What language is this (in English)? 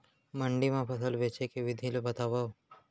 Chhattisgarhi